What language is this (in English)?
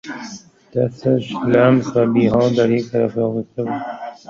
Persian